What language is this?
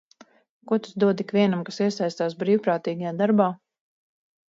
Latvian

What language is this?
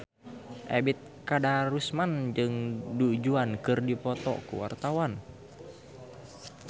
Sundanese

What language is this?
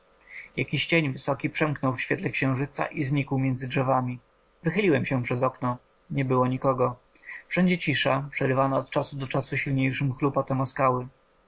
Polish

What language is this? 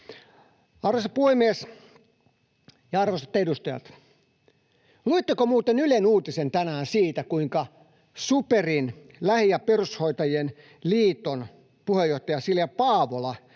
Finnish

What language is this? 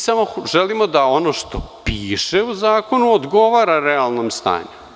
Serbian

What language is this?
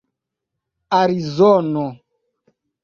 Esperanto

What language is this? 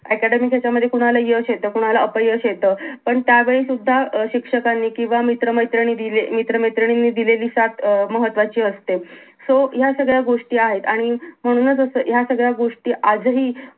Marathi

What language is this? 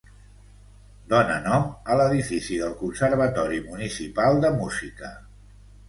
Catalan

